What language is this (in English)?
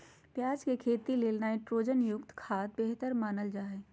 Magahi